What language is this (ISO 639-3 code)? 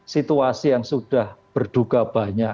ind